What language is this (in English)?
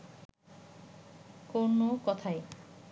Bangla